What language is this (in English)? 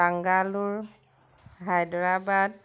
Assamese